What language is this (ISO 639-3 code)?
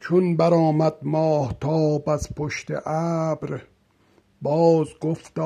fas